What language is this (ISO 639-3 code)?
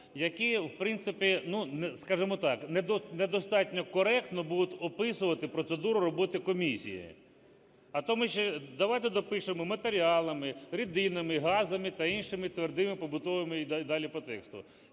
ukr